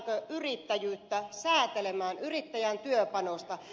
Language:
Finnish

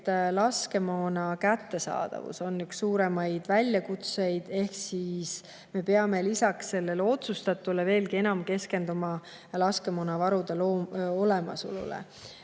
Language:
Estonian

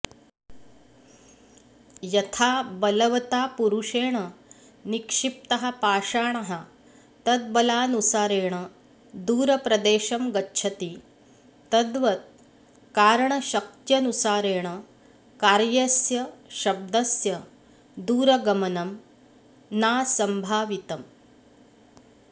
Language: Sanskrit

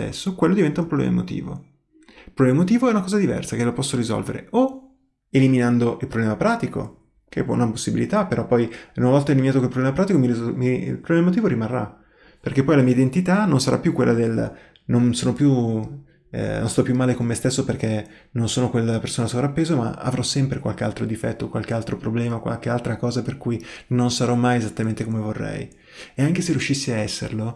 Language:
Italian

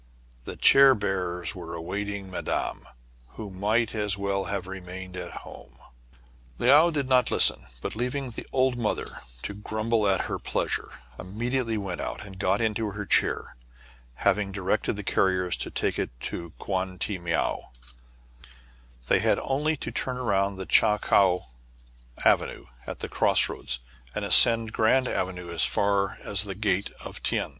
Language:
English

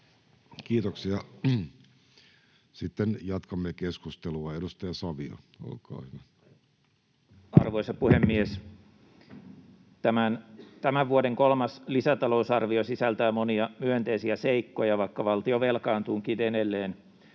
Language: Finnish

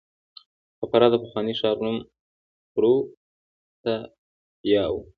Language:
Pashto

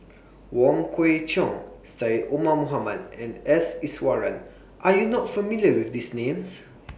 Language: English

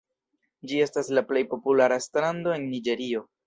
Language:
Esperanto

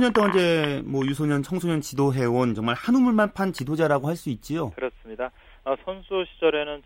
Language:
Korean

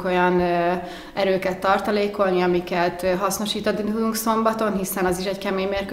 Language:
Hungarian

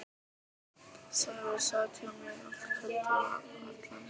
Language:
Icelandic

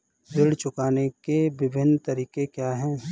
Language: Hindi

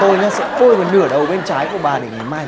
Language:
Vietnamese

